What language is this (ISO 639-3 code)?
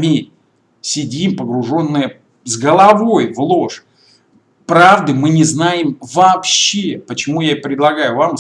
rus